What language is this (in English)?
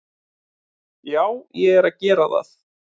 Icelandic